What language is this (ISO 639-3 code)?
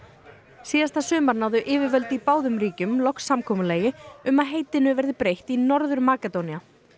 isl